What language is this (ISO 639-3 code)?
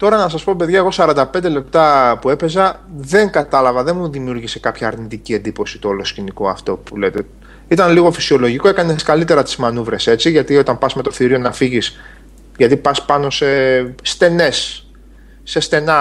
ell